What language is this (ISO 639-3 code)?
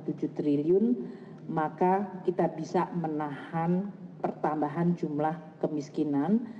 ind